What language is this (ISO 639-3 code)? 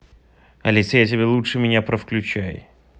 rus